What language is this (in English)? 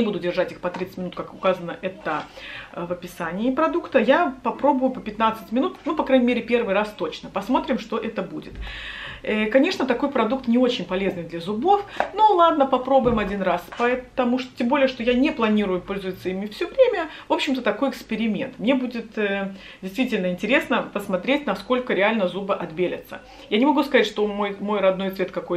Russian